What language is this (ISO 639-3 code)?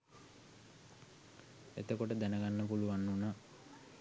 sin